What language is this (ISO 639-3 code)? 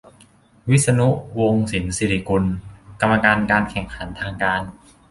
tha